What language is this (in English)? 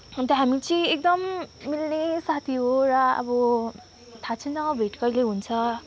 Nepali